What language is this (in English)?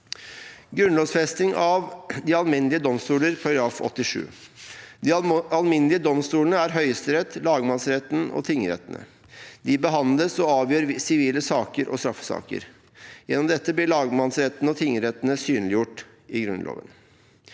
Norwegian